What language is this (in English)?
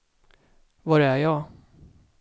Swedish